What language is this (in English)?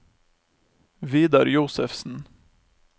Norwegian